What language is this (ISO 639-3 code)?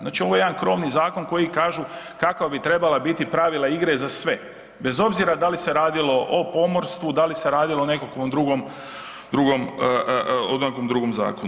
hrv